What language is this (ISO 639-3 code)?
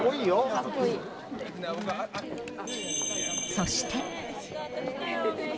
jpn